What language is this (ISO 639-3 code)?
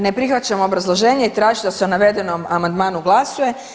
hrv